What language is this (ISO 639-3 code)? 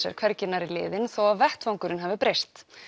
isl